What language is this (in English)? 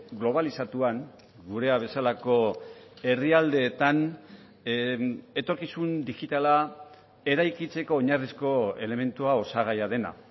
Basque